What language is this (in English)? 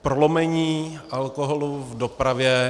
Czech